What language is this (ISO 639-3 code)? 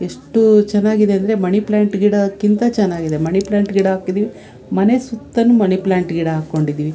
kan